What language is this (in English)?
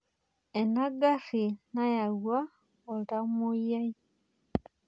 Masai